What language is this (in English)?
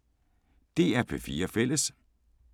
Danish